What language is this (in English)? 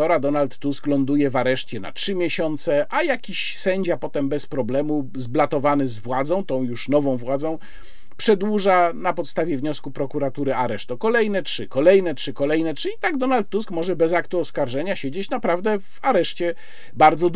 Polish